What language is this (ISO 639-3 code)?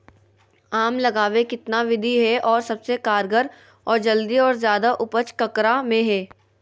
mag